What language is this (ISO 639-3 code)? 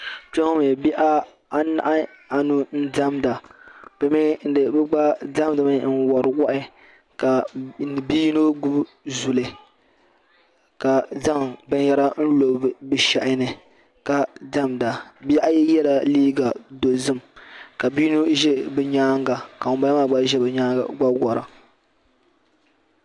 dag